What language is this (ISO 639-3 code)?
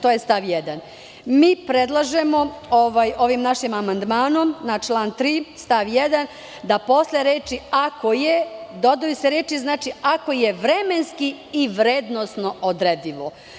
srp